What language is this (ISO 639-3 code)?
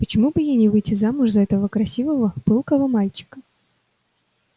rus